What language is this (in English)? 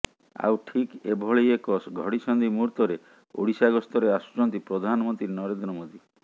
Odia